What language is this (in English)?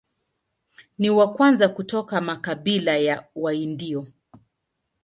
Swahili